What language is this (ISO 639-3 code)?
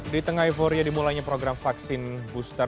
ind